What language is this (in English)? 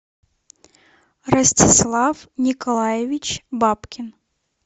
Russian